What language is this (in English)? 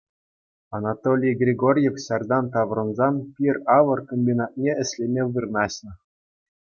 Chuvash